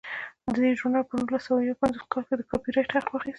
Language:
Pashto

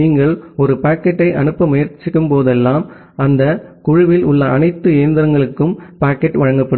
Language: Tamil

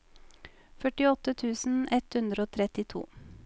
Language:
Norwegian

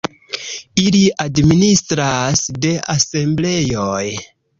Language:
Esperanto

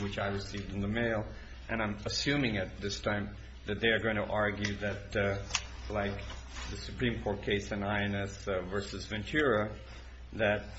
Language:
English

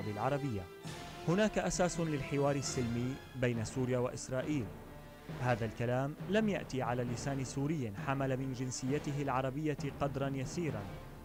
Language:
Arabic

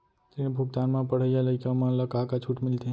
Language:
Chhattisgarhi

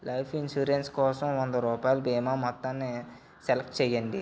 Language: Telugu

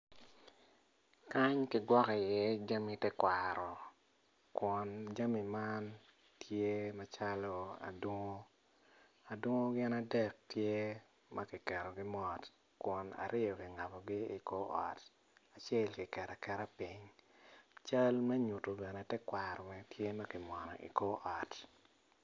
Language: Acoli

